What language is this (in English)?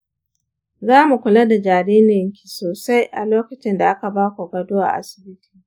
Hausa